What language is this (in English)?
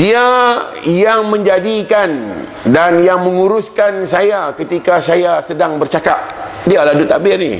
Malay